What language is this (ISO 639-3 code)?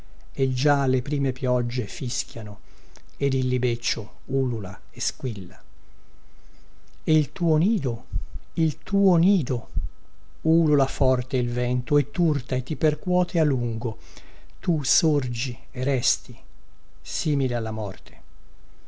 ita